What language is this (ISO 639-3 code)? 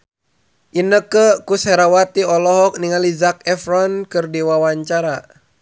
sun